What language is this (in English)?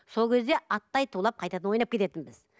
Kazakh